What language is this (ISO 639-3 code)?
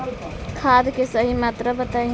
bho